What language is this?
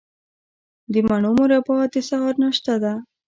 Pashto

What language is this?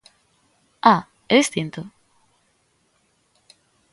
Galician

